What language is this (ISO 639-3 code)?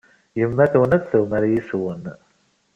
kab